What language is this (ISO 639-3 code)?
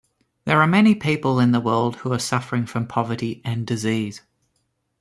eng